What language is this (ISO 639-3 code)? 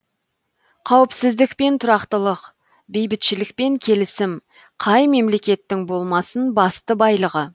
kaz